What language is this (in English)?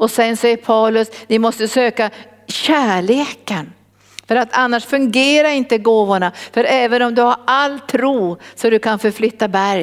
Swedish